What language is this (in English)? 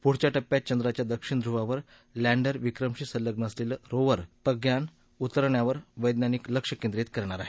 Marathi